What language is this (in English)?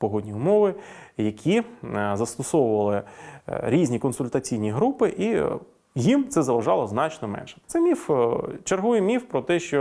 Ukrainian